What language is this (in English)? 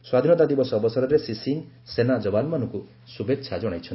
Odia